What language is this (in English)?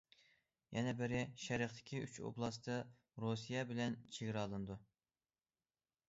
Uyghur